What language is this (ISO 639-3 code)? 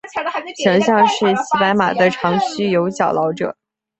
zho